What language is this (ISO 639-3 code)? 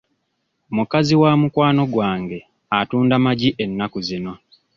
lug